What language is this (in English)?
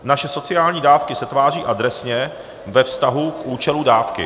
Czech